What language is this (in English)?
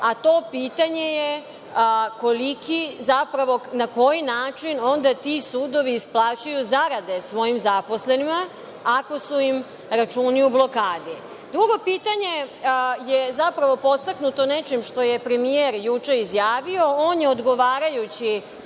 Serbian